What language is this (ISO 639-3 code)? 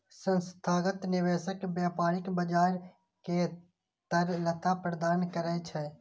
mai